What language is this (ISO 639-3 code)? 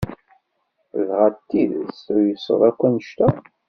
kab